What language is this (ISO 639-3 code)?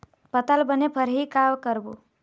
hne